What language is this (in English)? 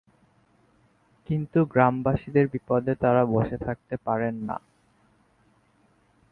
Bangla